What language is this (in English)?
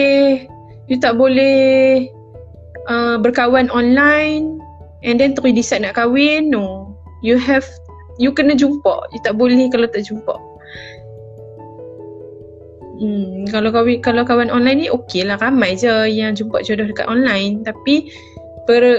Malay